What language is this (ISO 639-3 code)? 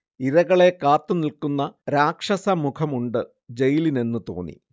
mal